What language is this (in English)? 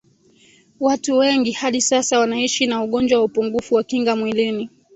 Swahili